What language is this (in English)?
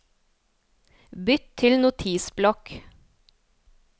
Norwegian